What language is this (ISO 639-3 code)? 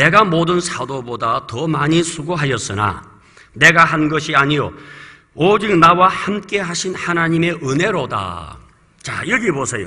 kor